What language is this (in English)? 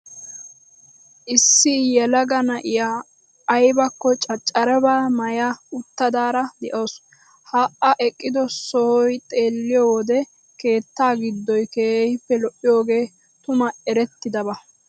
Wolaytta